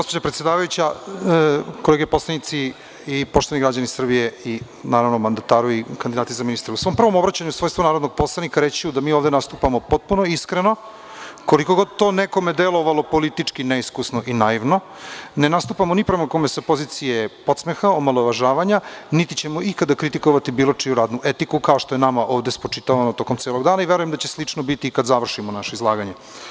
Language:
Serbian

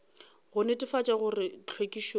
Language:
Northern Sotho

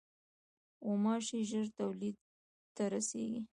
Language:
Pashto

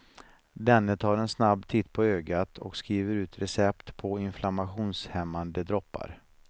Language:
Swedish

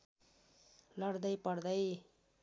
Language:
Nepali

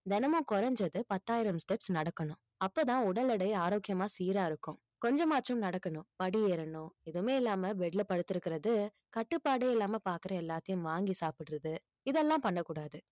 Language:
Tamil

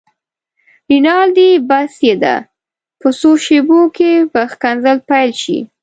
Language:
Pashto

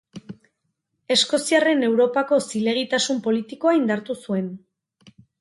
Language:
Basque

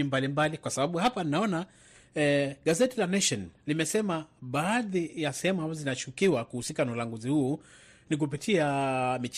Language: Swahili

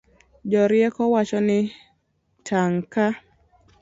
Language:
Luo (Kenya and Tanzania)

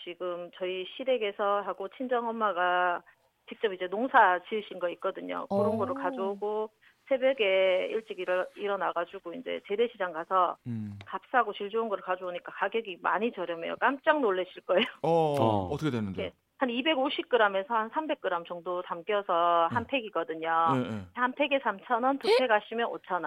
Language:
Korean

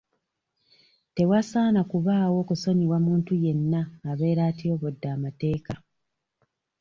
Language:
Ganda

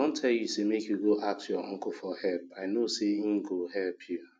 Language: Nigerian Pidgin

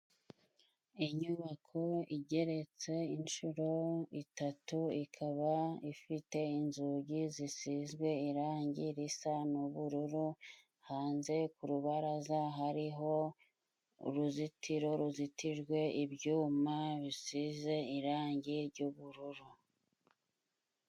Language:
Kinyarwanda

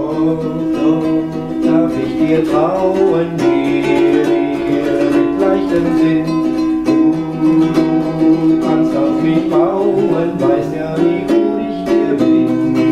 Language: German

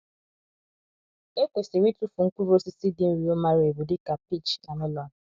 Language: Igbo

